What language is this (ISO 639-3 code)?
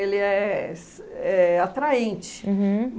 por